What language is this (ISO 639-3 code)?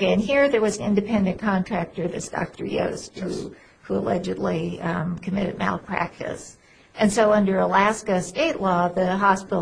eng